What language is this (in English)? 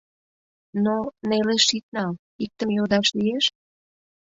Mari